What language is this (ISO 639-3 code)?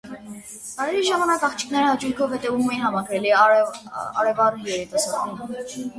hye